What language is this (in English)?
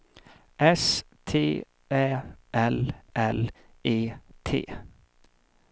Swedish